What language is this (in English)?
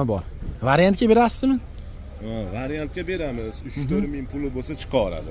Turkish